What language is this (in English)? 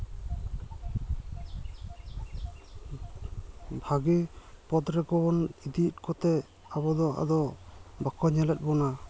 Santali